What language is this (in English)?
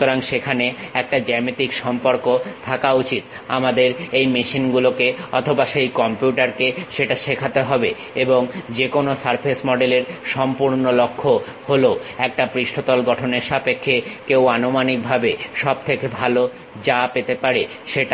Bangla